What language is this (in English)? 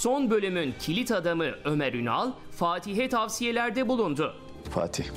Turkish